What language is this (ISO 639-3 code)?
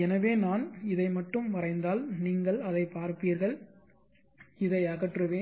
tam